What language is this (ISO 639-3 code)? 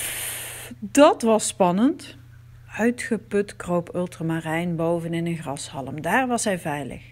nld